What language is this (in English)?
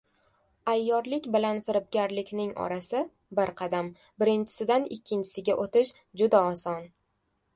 Uzbek